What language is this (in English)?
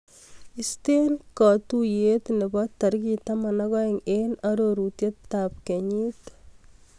Kalenjin